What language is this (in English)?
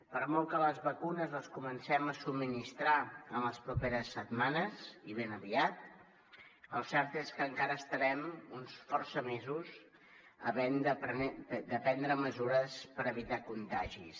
Catalan